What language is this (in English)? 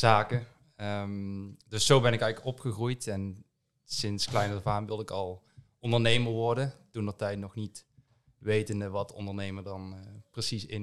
Dutch